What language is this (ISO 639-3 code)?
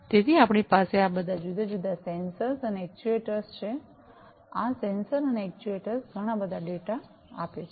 guj